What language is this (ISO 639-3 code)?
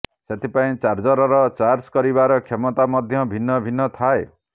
ori